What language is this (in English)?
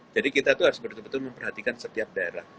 Indonesian